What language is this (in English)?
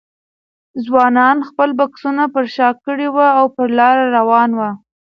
Pashto